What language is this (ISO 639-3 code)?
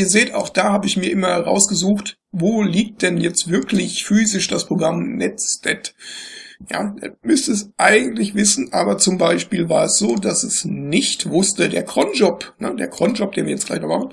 deu